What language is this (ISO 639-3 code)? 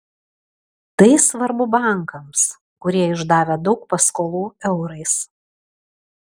lit